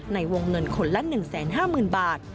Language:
Thai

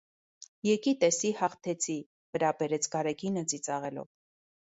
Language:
Armenian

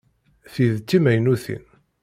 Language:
Kabyle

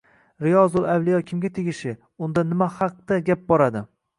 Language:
Uzbek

